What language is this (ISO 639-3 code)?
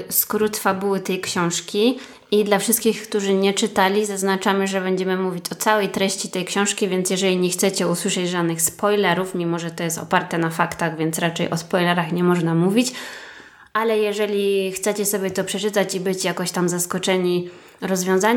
pol